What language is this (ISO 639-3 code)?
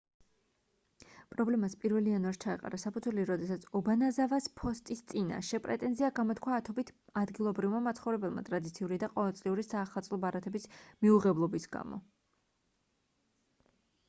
kat